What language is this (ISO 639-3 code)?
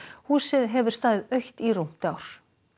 isl